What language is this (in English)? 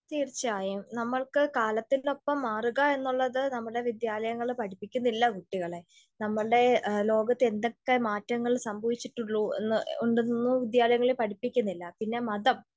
Malayalam